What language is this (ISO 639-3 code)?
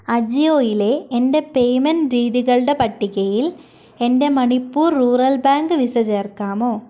mal